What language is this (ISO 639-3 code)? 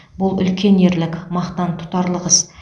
kaz